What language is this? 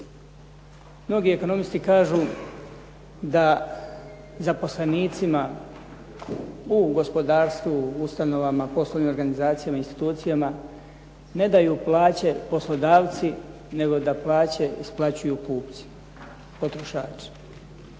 Croatian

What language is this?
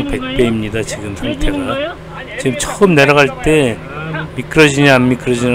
Korean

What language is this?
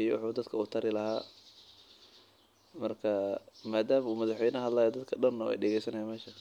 Somali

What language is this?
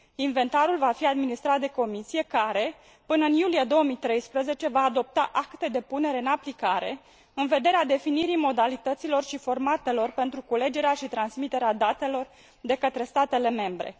Romanian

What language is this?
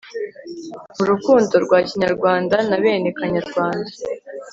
Kinyarwanda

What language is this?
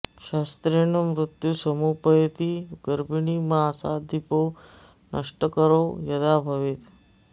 Sanskrit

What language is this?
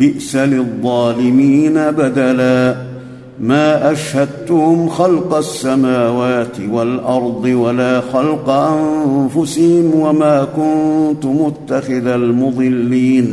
Arabic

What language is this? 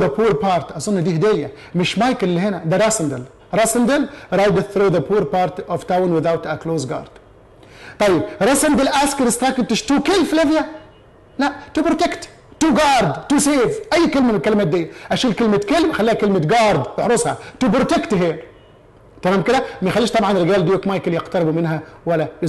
Arabic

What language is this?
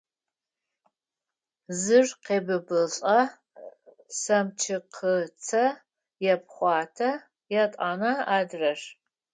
Adyghe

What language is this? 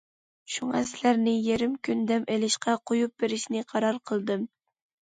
Uyghur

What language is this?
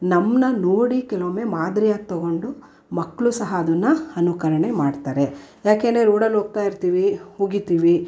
Kannada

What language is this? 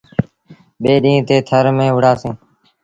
Sindhi Bhil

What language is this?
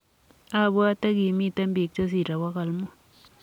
Kalenjin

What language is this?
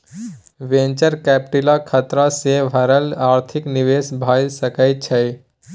Maithili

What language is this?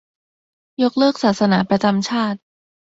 Thai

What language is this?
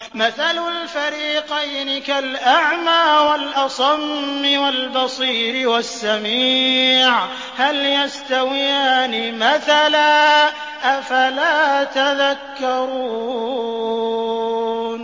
Arabic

